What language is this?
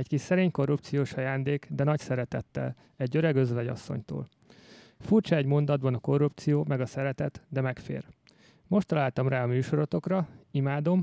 Hungarian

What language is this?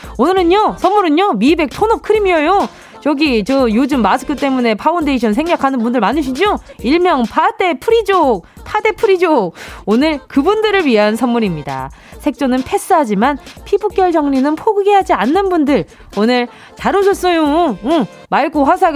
Korean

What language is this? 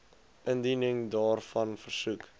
Afrikaans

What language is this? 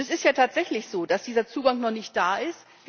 German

